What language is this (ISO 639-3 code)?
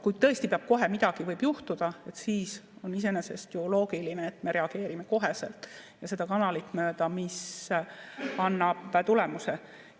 est